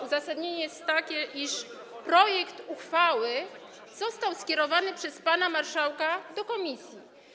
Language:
Polish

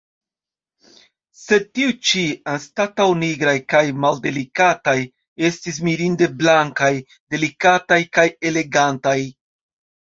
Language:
Esperanto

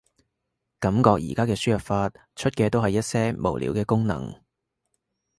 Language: Cantonese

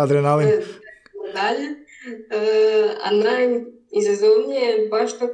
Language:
Croatian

